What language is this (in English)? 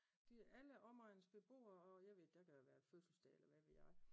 Danish